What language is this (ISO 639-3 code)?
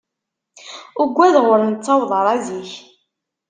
kab